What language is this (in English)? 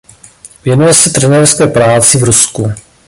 Czech